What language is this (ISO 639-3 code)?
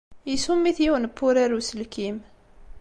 kab